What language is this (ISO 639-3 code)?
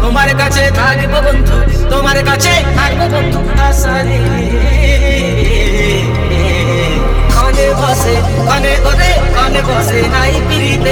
rus